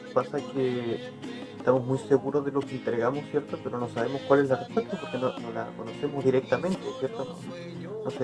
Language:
Spanish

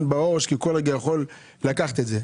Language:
Hebrew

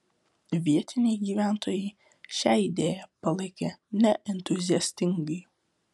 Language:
Lithuanian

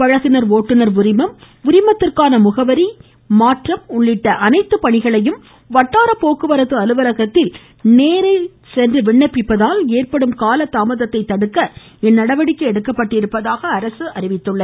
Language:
Tamil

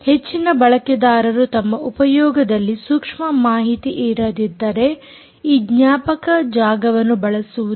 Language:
Kannada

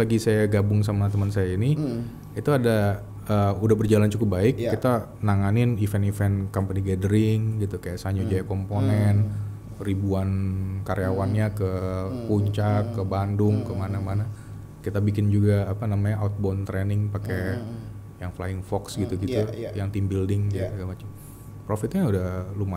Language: Indonesian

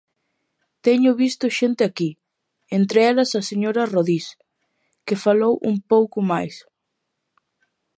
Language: Galician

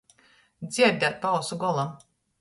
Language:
Latgalian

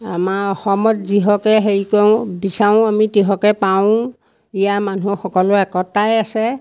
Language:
Assamese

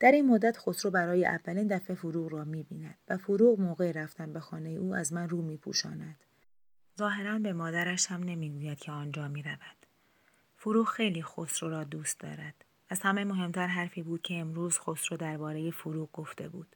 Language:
Persian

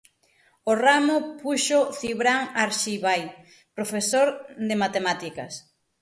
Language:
Galician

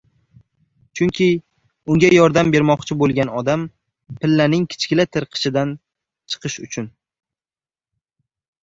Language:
Uzbek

